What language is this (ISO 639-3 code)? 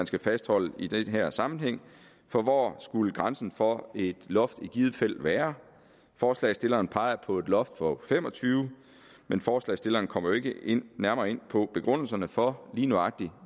dan